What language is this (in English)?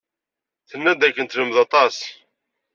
Kabyle